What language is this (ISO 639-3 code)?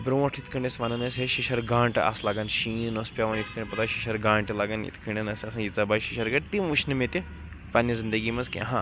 kas